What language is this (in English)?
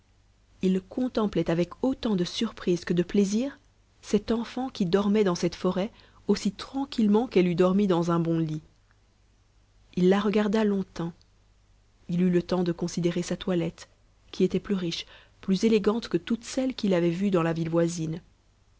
French